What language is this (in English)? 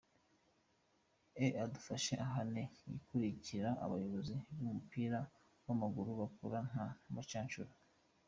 Kinyarwanda